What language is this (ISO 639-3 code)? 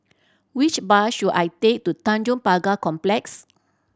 eng